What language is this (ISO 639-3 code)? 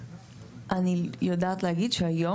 heb